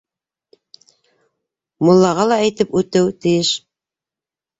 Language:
Bashkir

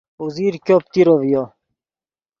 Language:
Yidgha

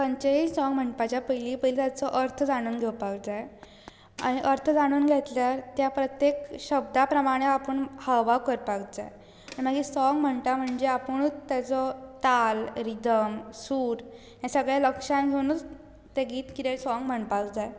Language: Konkani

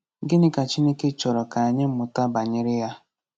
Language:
Igbo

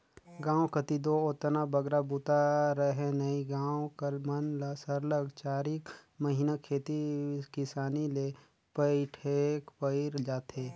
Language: Chhattisgarhi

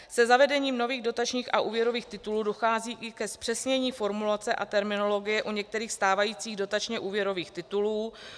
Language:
Czech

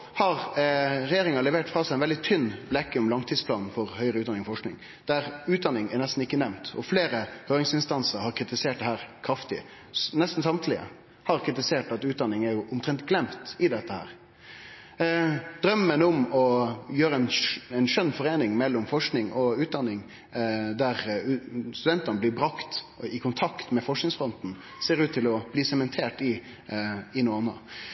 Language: Norwegian Nynorsk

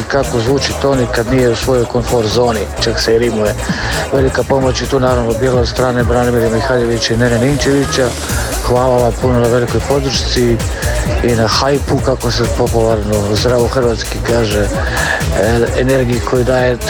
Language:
Croatian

